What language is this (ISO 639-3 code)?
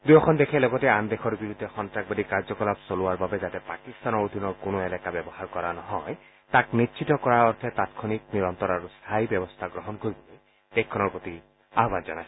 asm